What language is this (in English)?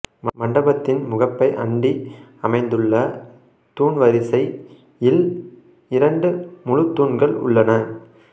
Tamil